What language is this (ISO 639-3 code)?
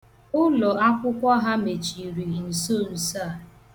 ibo